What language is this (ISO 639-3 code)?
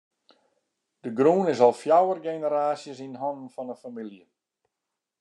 fry